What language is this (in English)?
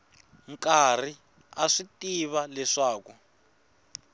Tsonga